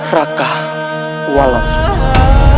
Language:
Indonesian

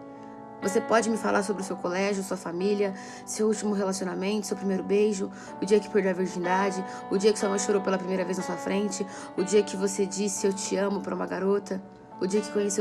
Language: Portuguese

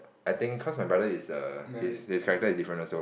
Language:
English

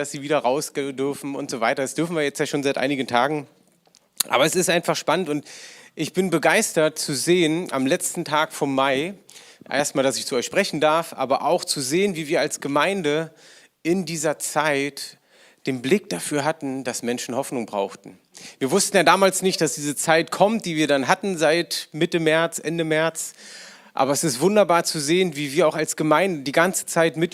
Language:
German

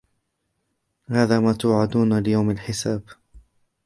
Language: Arabic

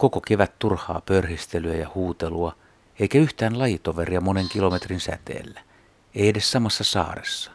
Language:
Finnish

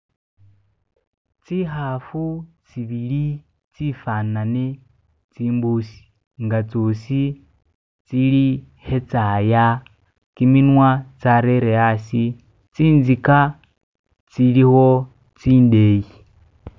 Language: Masaaba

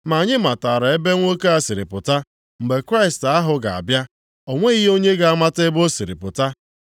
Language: Igbo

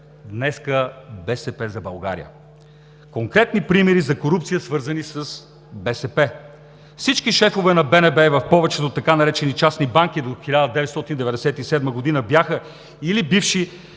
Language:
Bulgarian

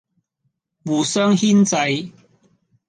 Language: Cantonese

